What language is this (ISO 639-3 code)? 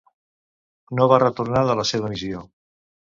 cat